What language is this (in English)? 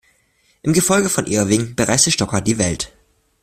German